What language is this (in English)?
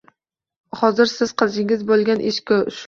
Uzbek